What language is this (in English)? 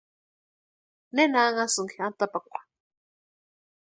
Western Highland Purepecha